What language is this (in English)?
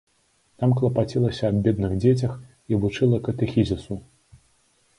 Belarusian